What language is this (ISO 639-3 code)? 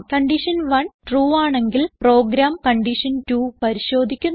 mal